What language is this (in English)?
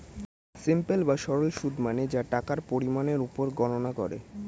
Bangla